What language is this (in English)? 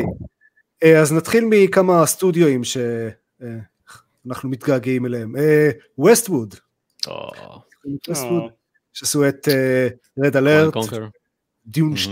Hebrew